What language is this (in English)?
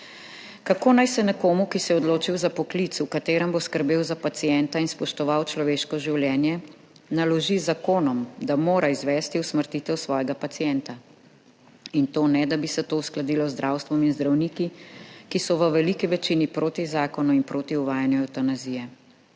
Slovenian